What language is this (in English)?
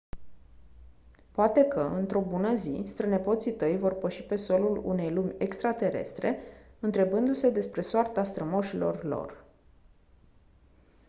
Romanian